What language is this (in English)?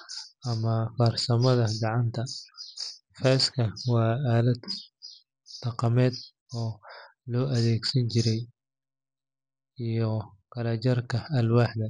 Somali